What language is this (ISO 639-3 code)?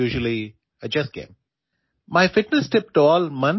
mal